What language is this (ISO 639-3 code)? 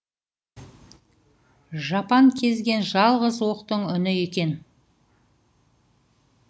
kaz